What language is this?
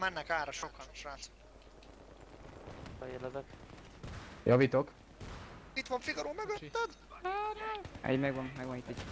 Hungarian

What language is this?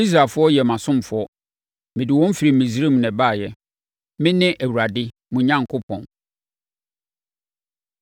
Akan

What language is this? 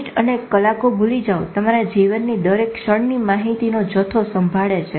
Gujarati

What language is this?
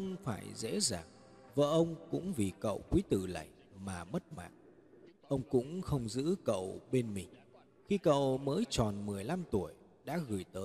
Vietnamese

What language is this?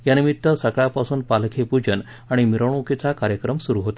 Marathi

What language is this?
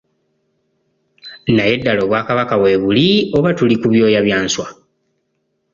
Ganda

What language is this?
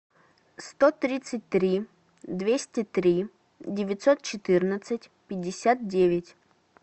Russian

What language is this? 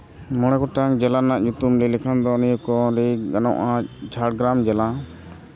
Santali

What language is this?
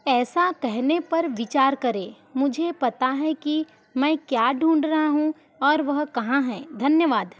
Hindi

